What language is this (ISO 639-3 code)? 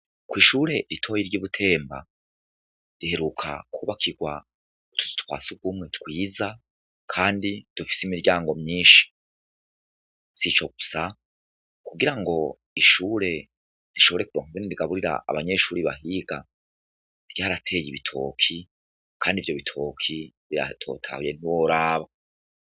run